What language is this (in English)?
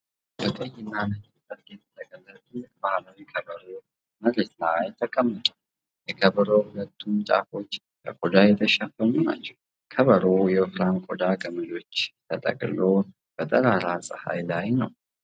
Amharic